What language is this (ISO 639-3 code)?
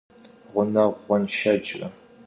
kbd